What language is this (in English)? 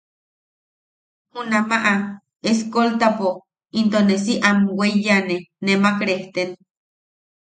Yaqui